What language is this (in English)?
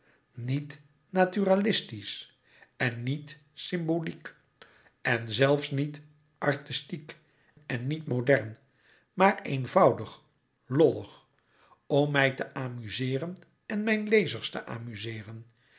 Dutch